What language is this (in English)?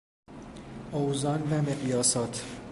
Persian